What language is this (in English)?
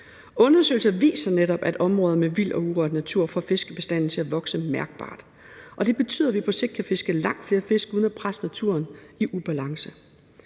Danish